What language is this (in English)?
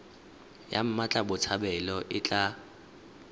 Tswana